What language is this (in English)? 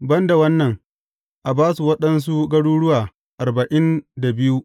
Hausa